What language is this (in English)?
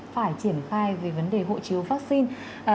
Vietnamese